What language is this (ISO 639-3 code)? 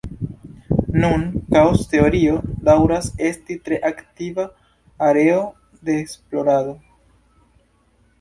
epo